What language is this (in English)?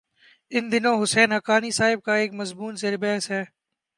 Urdu